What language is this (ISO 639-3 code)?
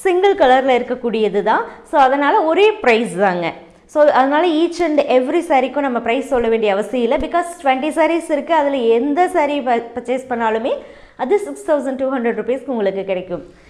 tam